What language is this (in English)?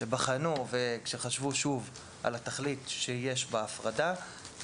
Hebrew